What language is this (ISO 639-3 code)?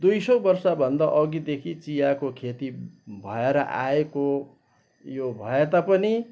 nep